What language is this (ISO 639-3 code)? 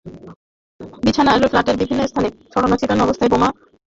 ben